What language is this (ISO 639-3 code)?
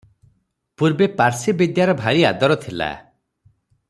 ori